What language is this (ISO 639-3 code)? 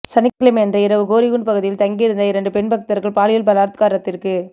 tam